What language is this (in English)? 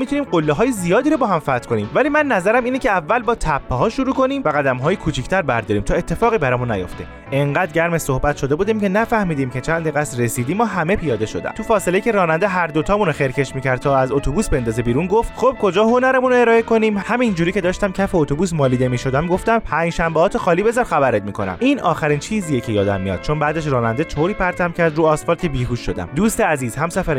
Persian